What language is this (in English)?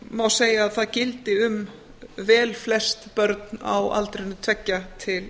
Icelandic